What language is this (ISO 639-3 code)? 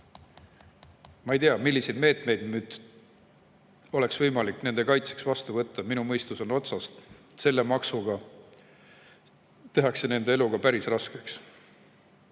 est